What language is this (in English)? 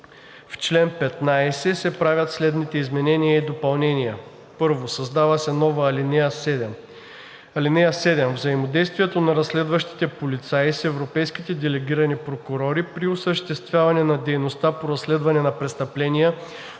Bulgarian